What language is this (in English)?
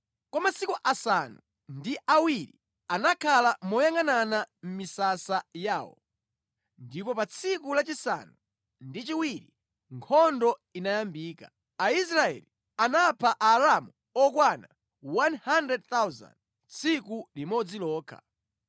Nyanja